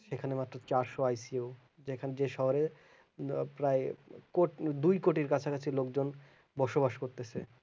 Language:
Bangla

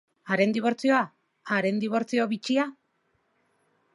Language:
Basque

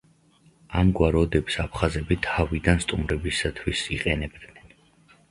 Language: Georgian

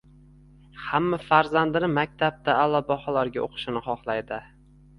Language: Uzbek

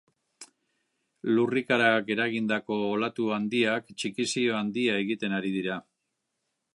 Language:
Basque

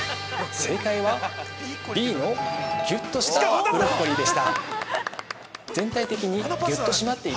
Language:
Japanese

